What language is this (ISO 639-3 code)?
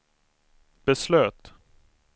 swe